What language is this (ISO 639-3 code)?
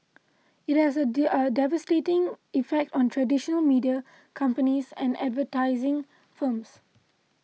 eng